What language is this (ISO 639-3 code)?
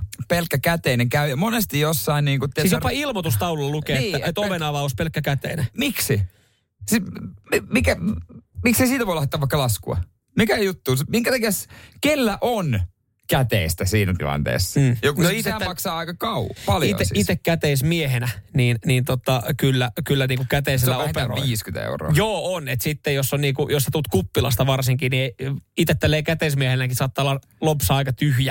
fin